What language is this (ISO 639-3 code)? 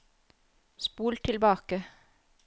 nor